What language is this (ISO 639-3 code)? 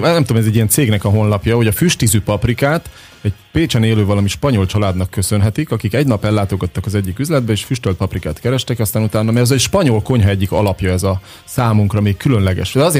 hun